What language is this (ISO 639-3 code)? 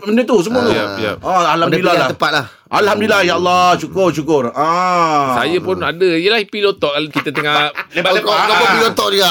msa